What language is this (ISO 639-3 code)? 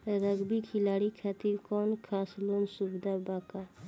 bho